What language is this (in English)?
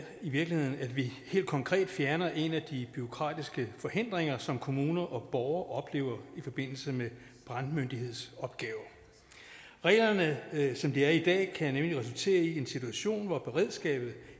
Danish